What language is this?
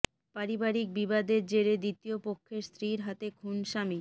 Bangla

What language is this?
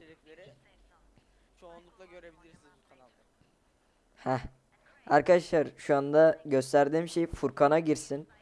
Turkish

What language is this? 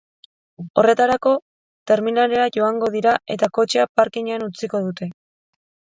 Basque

